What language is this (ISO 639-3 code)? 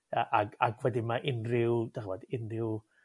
cym